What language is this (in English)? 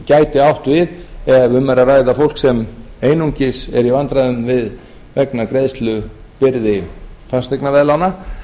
Icelandic